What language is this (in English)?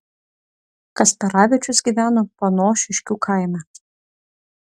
Lithuanian